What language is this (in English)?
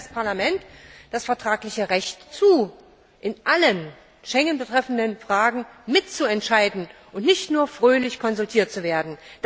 German